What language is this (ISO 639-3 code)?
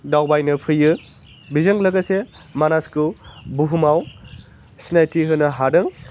brx